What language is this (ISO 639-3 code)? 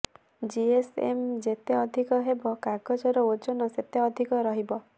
ori